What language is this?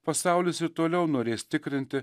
Lithuanian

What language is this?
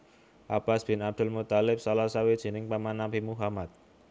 Javanese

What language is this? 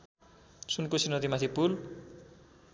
Nepali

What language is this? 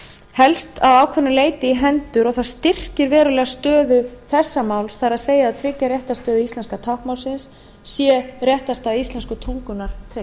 Icelandic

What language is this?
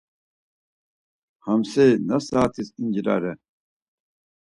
Laz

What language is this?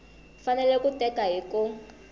Tsonga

